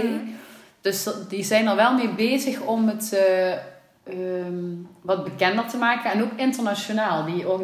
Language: Dutch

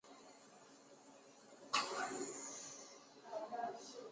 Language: Chinese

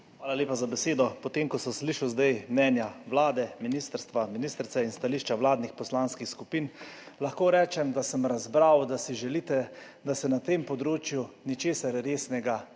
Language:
Slovenian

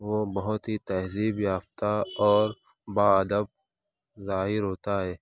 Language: Urdu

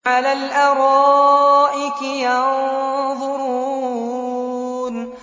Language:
Arabic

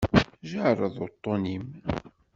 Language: Kabyle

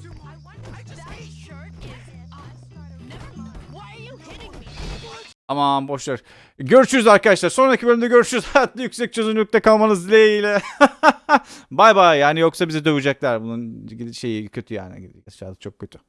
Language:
Turkish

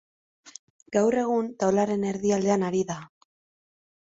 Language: Basque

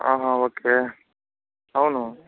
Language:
Telugu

